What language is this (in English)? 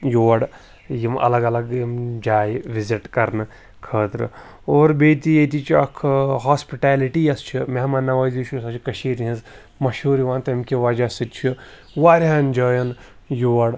Kashmiri